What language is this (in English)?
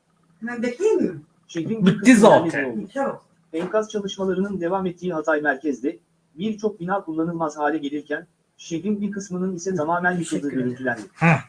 Turkish